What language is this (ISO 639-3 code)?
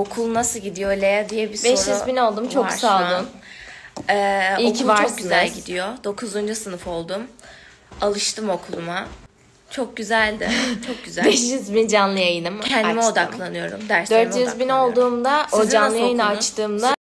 tur